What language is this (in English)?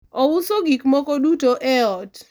Luo (Kenya and Tanzania)